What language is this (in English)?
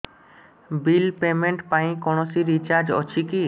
Odia